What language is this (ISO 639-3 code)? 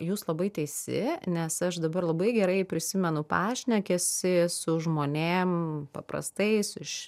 lit